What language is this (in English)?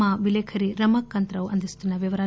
Telugu